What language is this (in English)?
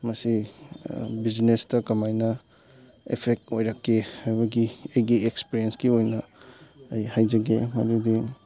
Manipuri